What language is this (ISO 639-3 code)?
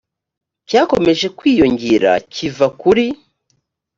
kin